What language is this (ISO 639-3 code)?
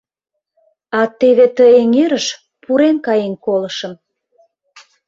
chm